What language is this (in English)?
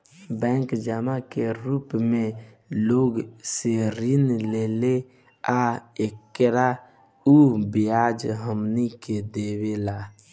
Bhojpuri